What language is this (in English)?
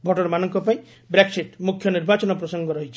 Odia